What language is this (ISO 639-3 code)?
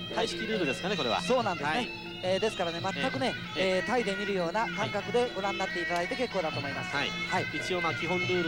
jpn